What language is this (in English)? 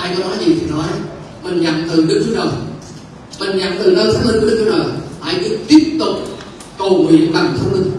Vietnamese